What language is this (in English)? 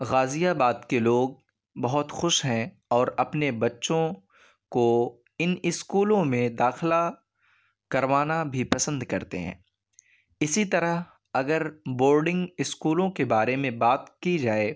Urdu